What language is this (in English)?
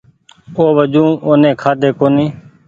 Goaria